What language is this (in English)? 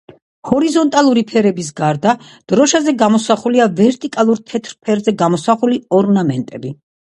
Georgian